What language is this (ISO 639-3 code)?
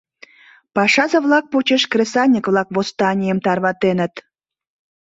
chm